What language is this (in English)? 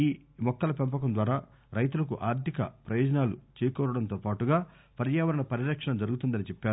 Telugu